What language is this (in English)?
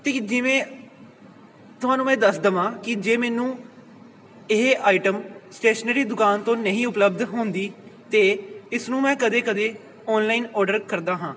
Punjabi